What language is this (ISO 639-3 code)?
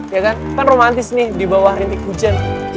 ind